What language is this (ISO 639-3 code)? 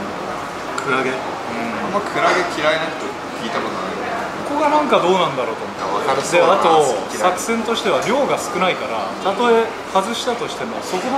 jpn